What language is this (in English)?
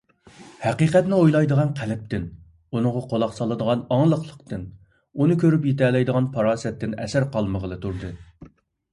Uyghur